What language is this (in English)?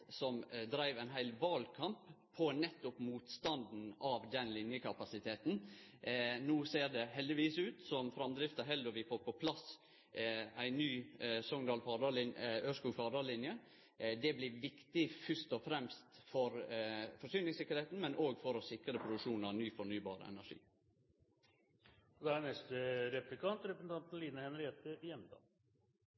Norwegian Nynorsk